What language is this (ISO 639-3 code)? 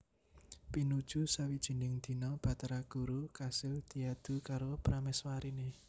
jav